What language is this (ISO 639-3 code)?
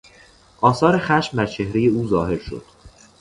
fas